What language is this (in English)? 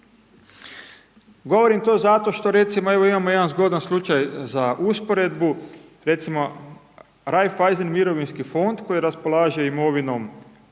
Croatian